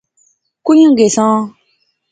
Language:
Pahari-Potwari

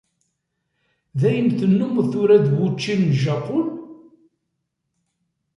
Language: Kabyle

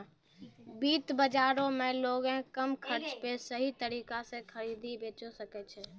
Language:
Maithili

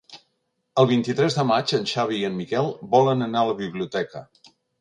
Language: Catalan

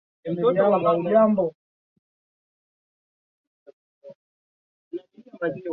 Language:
Swahili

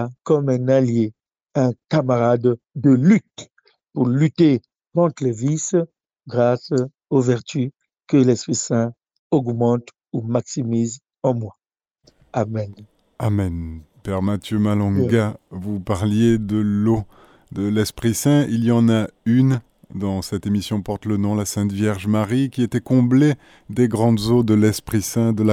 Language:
French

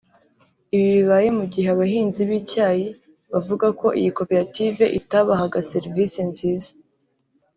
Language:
Kinyarwanda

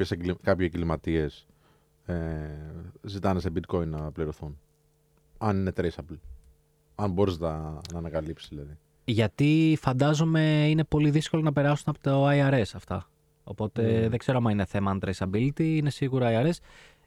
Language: Greek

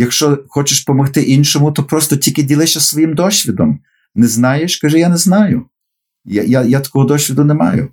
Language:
Ukrainian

